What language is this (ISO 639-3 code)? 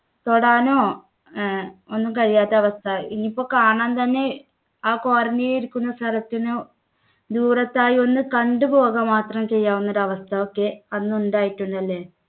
mal